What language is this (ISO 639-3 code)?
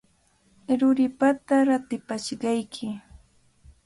qvl